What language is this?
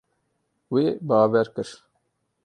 Kurdish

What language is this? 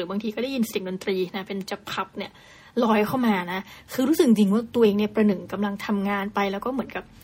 Thai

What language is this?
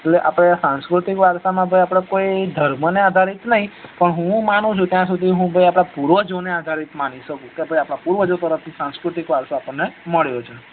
Gujarati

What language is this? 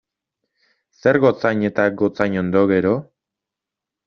Basque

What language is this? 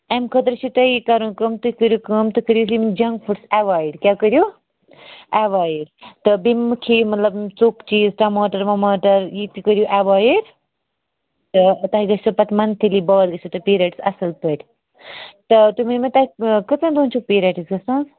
Kashmiri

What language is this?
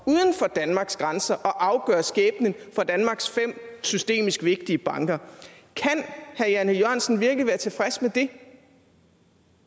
Danish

